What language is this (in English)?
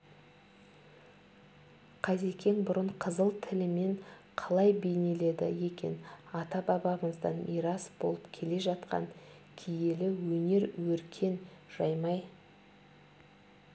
Kazakh